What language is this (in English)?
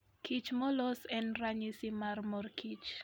Luo (Kenya and Tanzania)